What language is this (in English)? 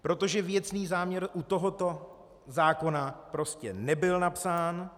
Czech